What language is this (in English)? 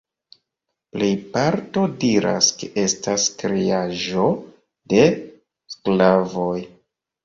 Esperanto